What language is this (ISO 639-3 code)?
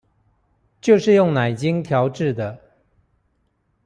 zho